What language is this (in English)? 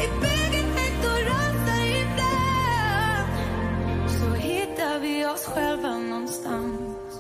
Swedish